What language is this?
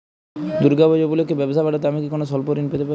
Bangla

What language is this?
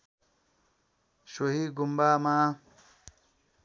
Nepali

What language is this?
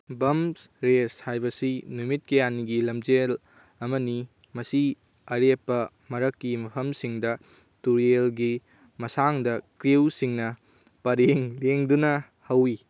Manipuri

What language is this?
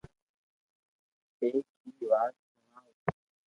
Loarki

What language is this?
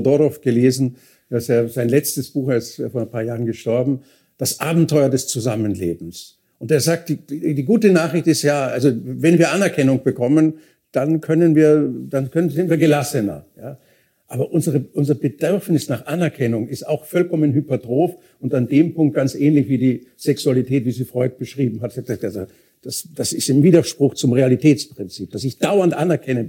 German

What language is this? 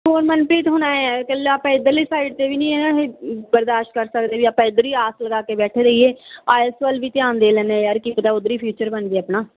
Punjabi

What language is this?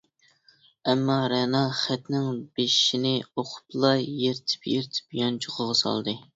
Uyghur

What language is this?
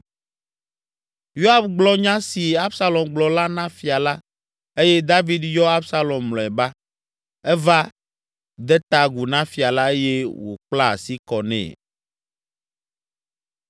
Ewe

